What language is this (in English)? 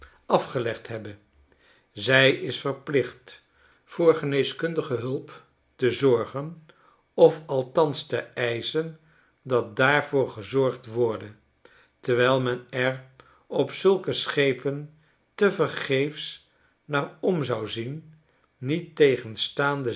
Dutch